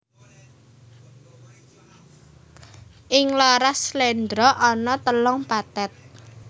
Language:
Javanese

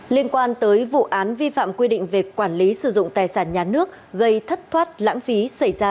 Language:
Vietnamese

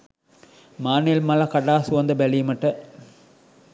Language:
Sinhala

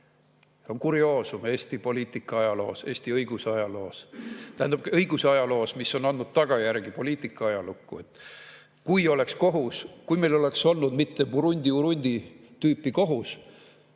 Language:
Estonian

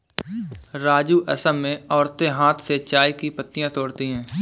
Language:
Hindi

